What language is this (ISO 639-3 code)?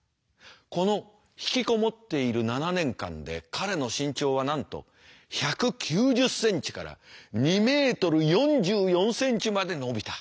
jpn